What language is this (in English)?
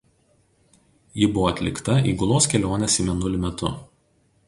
Lithuanian